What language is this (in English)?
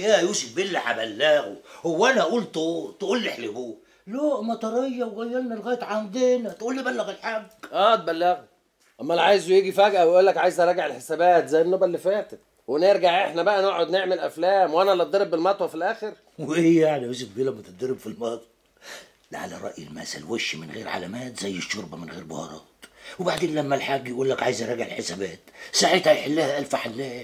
Arabic